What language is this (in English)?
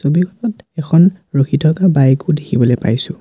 Assamese